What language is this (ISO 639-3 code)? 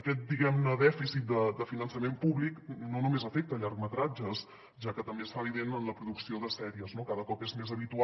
cat